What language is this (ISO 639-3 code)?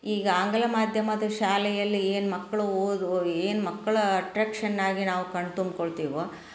kan